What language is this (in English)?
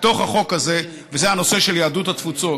Hebrew